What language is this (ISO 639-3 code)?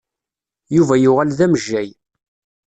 kab